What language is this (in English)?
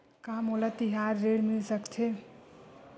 Chhattisgarhi